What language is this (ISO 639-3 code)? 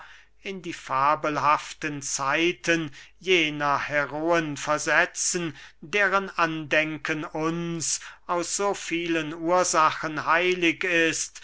deu